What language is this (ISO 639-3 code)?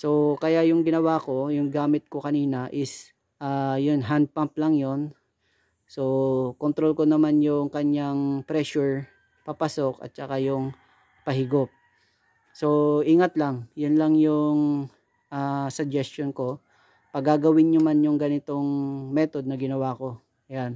fil